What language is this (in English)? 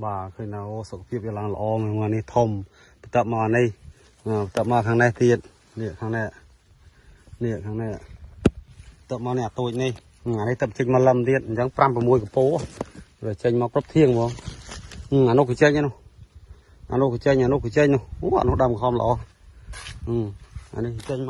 Vietnamese